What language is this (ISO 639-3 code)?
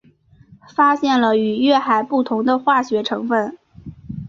zho